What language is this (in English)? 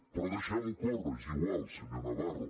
Catalan